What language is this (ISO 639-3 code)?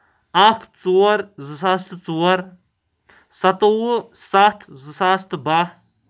kas